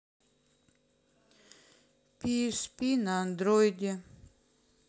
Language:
Russian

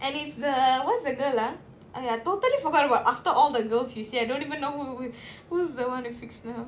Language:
English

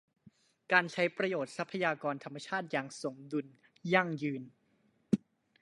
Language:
Thai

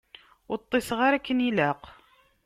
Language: Kabyle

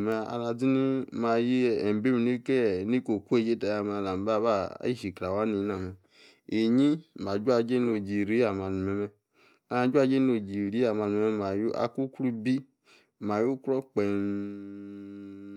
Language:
Yace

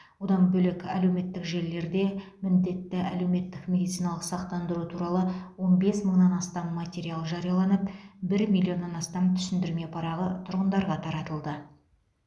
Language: Kazakh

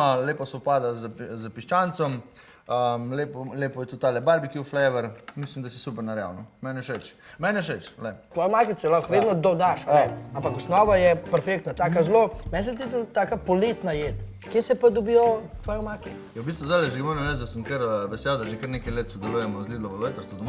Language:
Slovenian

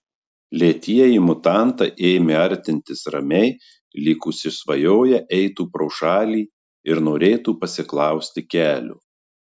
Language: Lithuanian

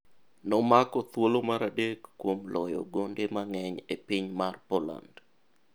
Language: Luo (Kenya and Tanzania)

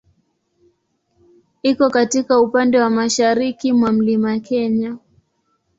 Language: Swahili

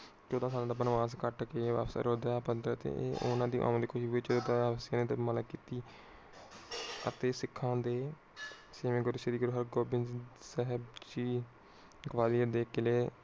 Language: Punjabi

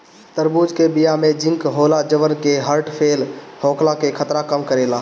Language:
Bhojpuri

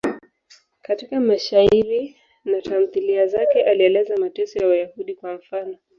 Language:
Swahili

